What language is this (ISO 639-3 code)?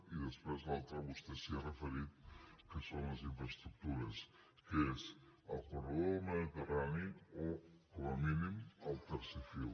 cat